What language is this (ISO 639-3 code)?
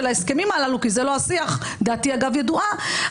heb